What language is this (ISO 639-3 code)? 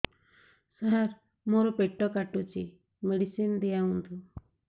ori